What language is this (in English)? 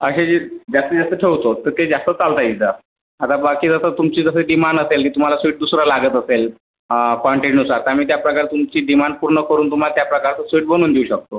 Marathi